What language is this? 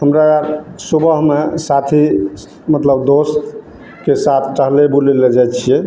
Maithili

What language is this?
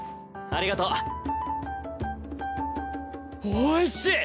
Japanese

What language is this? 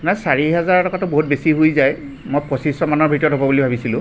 Assamese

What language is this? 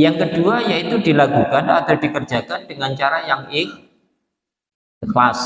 Indonesian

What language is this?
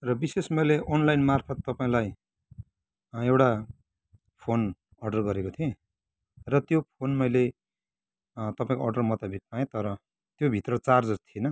Nepali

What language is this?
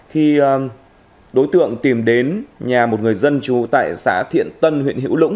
Vietnamese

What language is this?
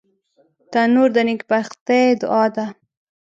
Pashto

